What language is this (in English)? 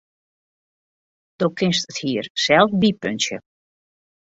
Western Frisian